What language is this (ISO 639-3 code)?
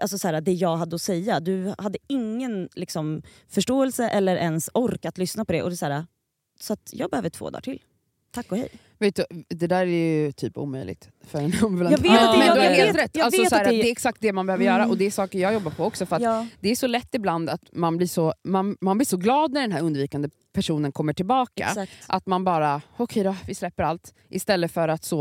swe